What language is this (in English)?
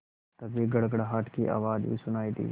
Hindi